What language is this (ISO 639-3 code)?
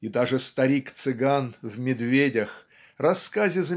rus